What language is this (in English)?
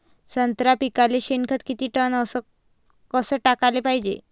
Marathi